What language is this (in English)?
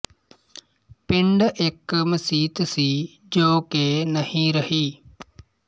Punjabi